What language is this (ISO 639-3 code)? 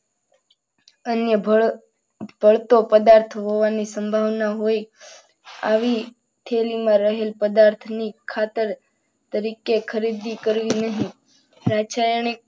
guj